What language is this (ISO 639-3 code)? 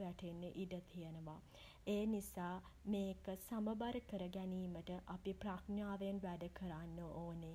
sin